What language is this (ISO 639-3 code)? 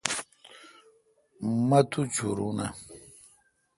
xka